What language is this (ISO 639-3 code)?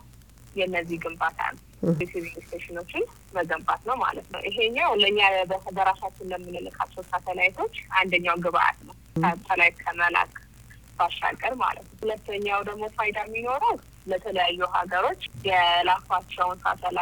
amh